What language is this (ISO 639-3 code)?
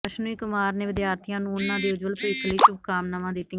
pan